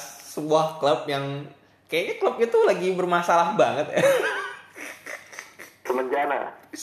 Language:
Indonesian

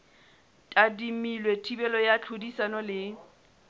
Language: Southern Sotho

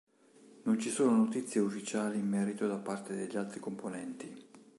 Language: Italian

